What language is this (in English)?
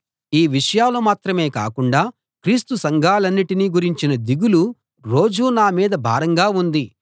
Telugu